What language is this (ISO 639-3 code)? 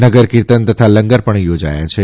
guj